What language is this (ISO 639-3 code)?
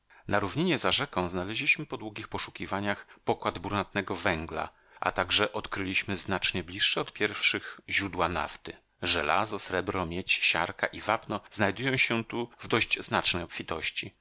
pol